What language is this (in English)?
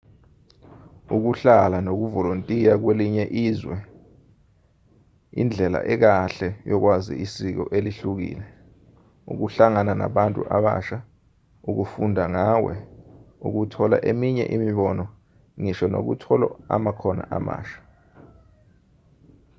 Zulu